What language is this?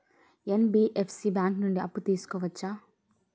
Telugu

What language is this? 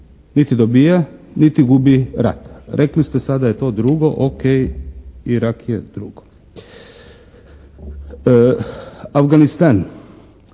Croatian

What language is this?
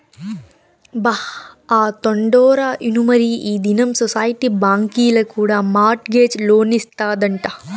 Telugu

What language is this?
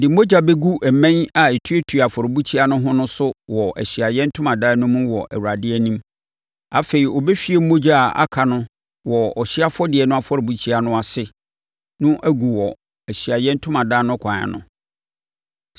Akan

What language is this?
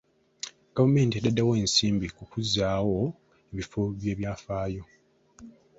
Ganda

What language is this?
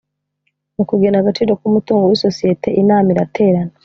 Kinyarwanda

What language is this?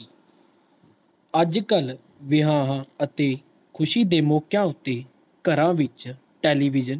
Punjabi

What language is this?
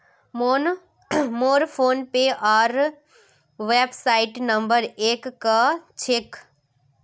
Magahi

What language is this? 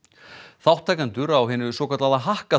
Icelandic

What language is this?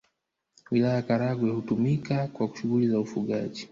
Swahili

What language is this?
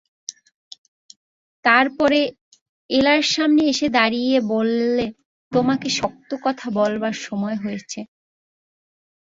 Bangla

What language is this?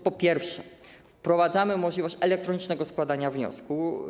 Polish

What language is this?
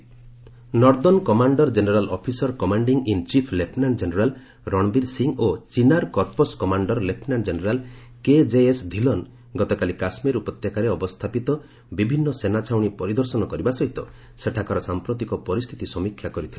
Odia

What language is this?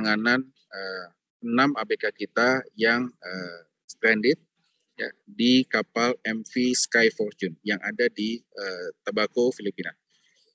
Indonesian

